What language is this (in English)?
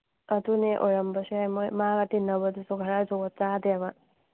Manipuri